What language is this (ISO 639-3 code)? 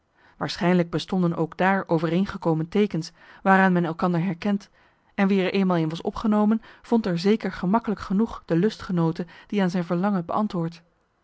nld